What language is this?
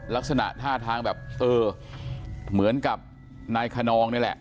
Thai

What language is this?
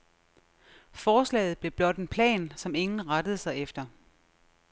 Danish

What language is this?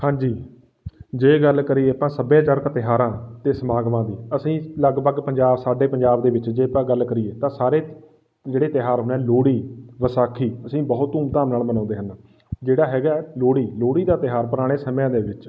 Punjabi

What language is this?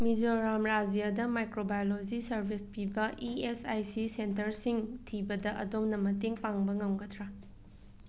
Manipuri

